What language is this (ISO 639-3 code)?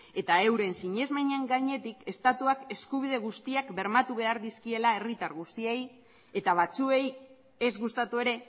eus